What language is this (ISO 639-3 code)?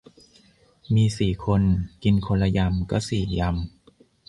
tha